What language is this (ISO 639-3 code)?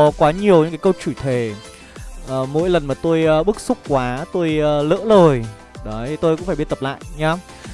vie